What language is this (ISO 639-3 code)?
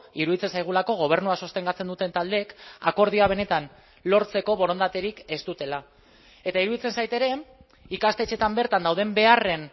eus